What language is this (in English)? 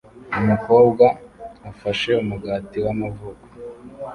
Kinyarwanda